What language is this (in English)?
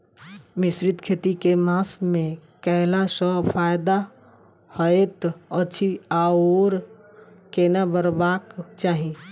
Maithili